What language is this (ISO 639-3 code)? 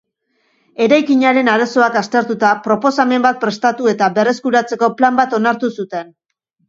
eus